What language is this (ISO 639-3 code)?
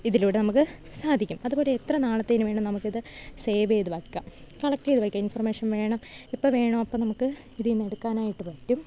mal